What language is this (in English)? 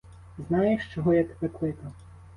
Ukrainian